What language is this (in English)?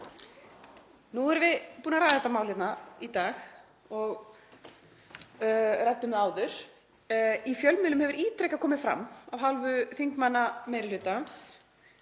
Icelandic